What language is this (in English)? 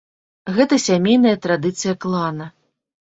Belarusian